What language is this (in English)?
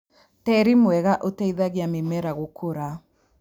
Kikuyu